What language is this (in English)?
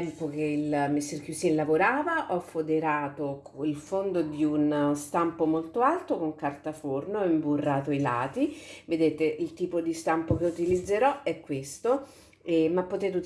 Italian